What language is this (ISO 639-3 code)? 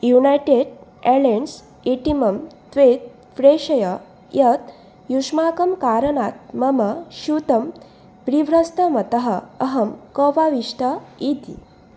san